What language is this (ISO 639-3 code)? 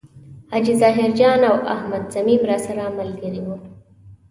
pus